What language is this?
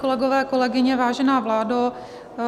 Czech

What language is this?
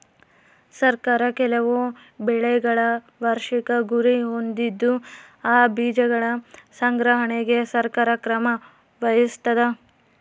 Kannada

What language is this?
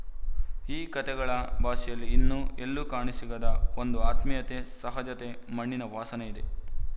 Kannada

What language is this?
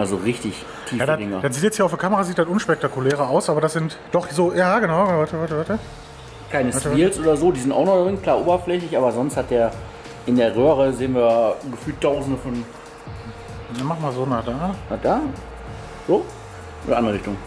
German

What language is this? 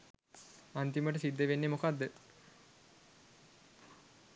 Sinhala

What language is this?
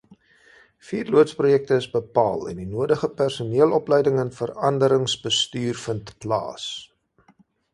Afrikaans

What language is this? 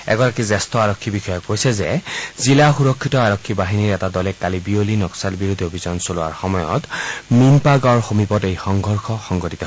Assamese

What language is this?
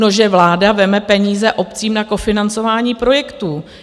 Czech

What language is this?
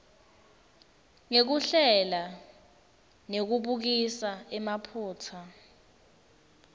Swati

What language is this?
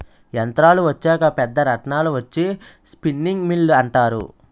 Telugu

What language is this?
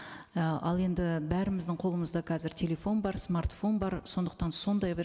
Kazakh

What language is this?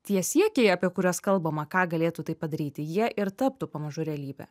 Lithuanian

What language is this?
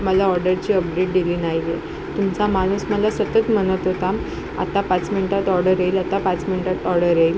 Marathi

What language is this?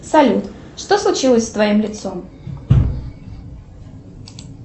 Russian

